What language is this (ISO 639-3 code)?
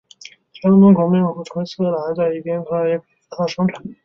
zho